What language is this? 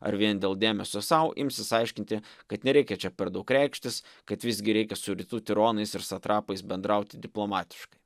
Lithuanian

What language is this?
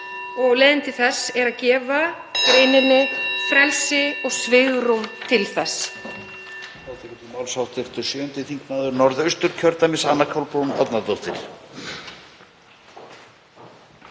Icelandic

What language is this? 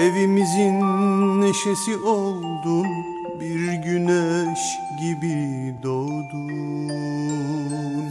Turkish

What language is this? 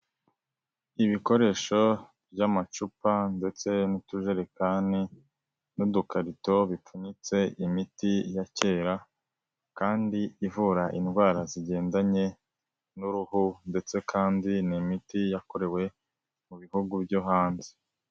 Kinyarwanda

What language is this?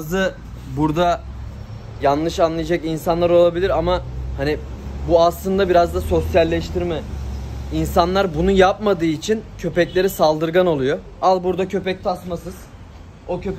Turkish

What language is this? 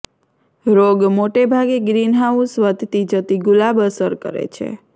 Gujarati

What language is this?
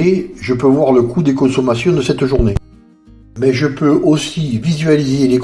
French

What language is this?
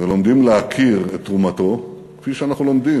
Hebrew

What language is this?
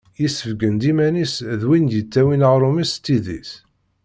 Kabyle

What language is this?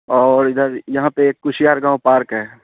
Urdu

